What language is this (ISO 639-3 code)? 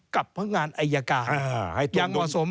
tha